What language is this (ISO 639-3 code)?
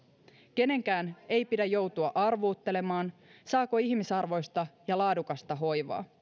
fin